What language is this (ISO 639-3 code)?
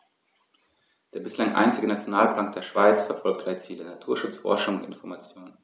deu